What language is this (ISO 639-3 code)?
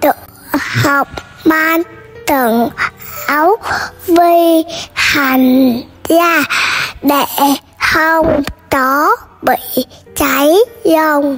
vie